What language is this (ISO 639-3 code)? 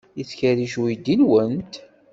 kab